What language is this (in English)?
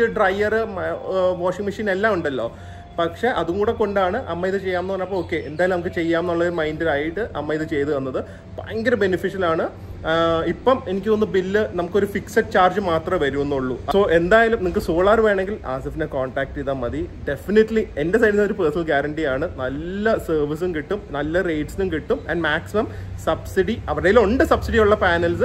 Malayalam